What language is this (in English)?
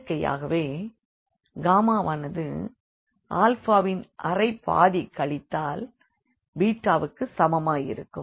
Tamil